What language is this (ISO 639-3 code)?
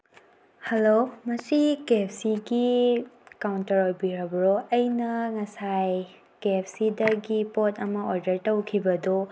mni